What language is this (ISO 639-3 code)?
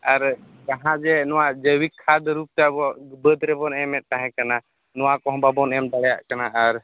sat